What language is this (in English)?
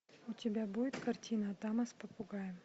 Russian